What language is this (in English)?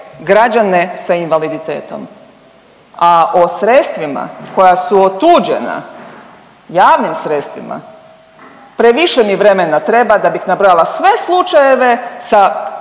Croatian